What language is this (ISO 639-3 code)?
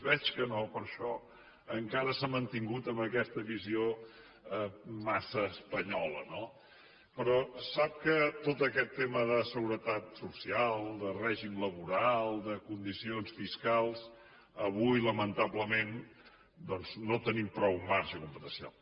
cat